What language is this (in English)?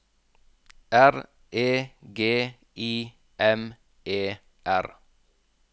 Norwegian